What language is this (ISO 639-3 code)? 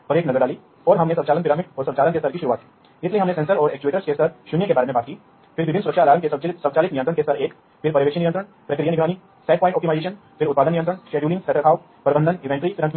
hin